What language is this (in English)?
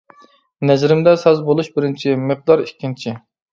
Uyghur